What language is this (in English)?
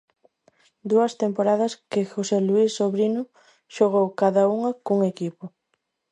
Galician